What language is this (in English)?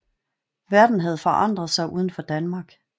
Danish